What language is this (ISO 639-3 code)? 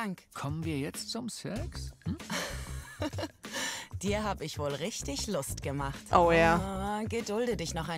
deu